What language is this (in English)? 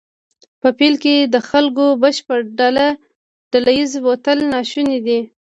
Pashto